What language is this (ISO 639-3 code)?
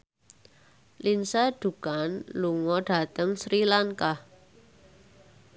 jav